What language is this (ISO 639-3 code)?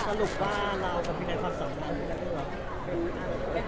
tha